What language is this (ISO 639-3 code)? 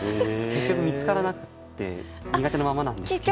jpn